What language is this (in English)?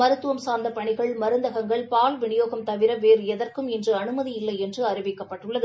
Tamil